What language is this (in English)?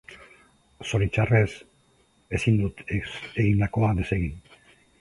Basque